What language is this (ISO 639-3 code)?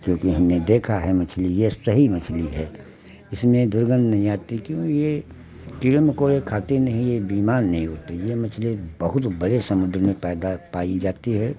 hin